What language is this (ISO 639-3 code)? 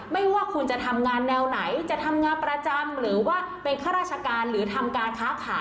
tha